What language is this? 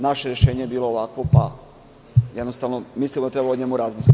Serbian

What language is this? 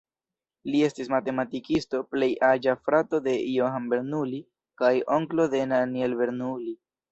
Esperanto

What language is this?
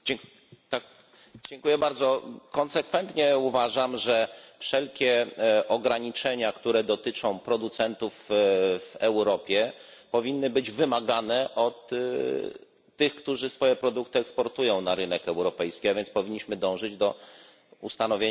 Polish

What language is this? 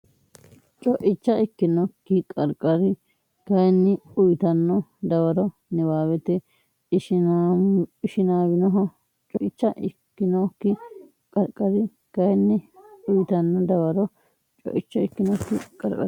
Sidamo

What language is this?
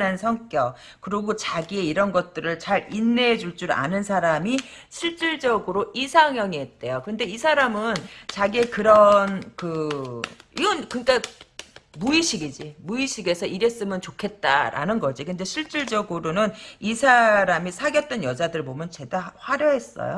Korean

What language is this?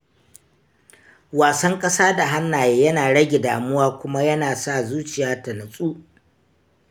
Hausa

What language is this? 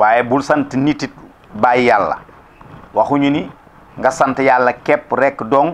Indonesian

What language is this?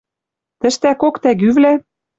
Western Mari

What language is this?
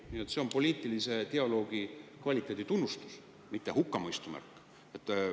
Estonian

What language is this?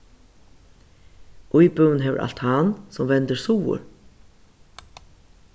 Faroese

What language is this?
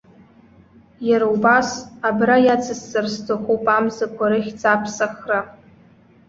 Abkhazian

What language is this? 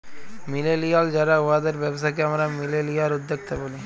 Bangla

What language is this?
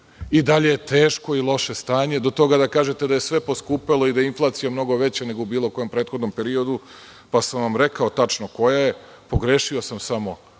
Serbian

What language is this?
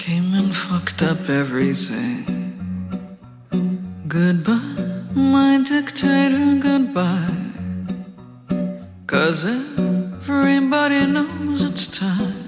Persian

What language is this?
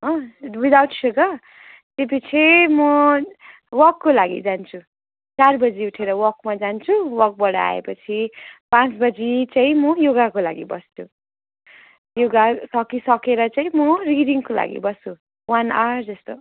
Nepali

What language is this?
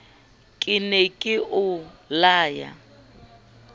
Southern Sotho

